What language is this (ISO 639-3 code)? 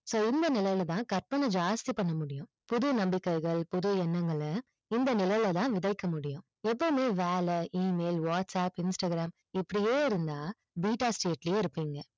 tam